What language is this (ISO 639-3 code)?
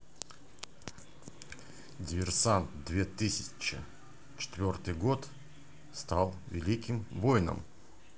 rus